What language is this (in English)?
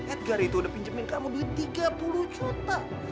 Indonesian